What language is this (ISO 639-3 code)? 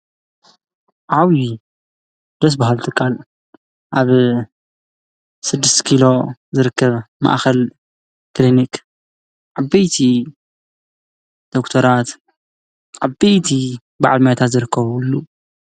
tir